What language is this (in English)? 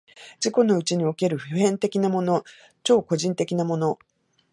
Japanese